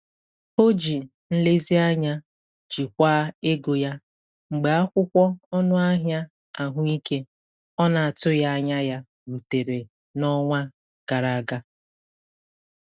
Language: Igbo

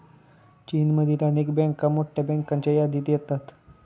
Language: Marathi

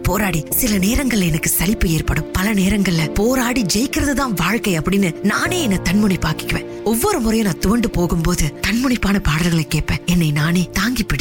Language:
Tamil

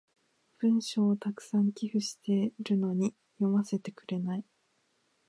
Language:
Japanese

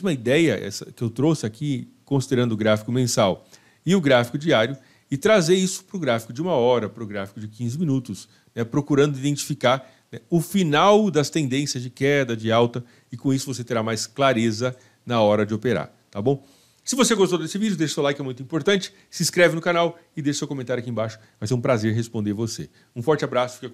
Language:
Portuguese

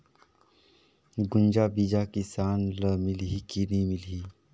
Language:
Chhattisgarhi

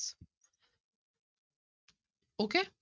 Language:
Punjabi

